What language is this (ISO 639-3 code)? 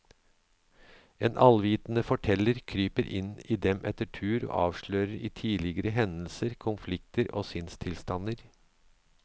nor